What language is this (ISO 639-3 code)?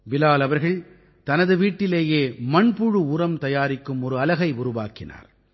tam